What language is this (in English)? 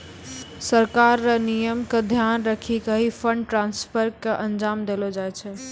Maithili